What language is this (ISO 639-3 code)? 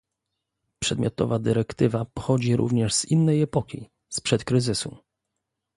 pol